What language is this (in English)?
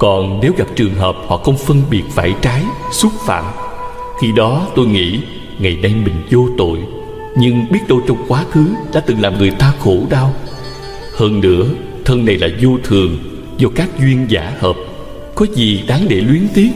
Vietnamese